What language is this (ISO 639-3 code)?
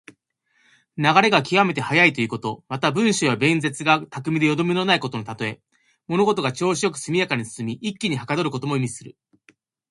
jpn